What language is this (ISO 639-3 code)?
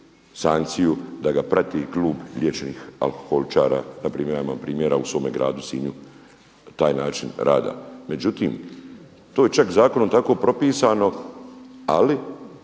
hrv